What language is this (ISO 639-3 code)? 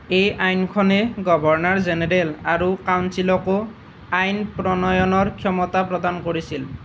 asm